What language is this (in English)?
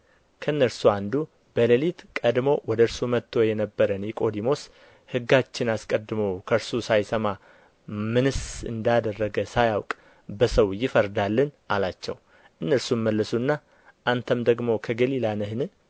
Amharic